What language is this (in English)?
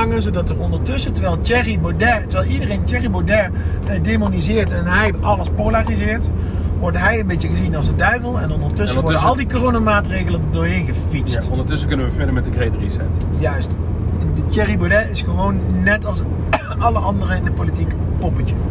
Dutch